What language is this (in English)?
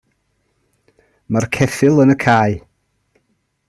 Welsh